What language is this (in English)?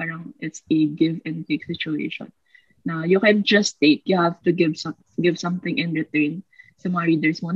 Filipino